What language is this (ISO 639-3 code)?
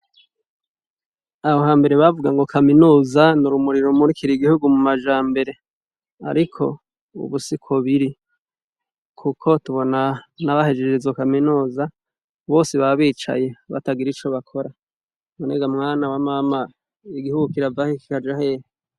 run